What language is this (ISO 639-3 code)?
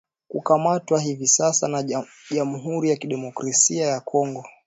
swa